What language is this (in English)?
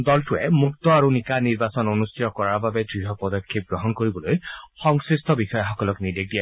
Assamese